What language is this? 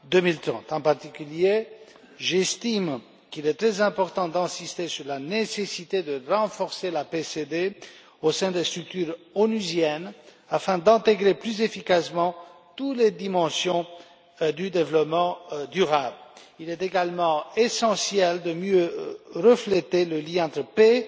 French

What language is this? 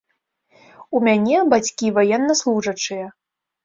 Belarusian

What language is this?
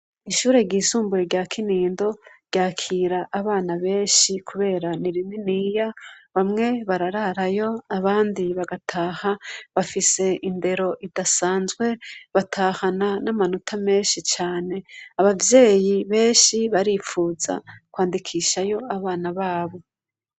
Rundi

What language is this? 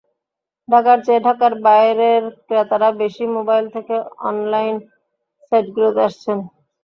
Bangla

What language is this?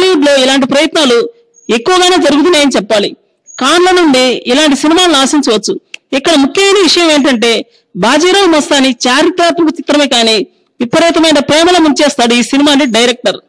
Romanian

